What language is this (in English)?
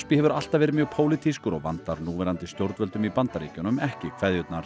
Icelandic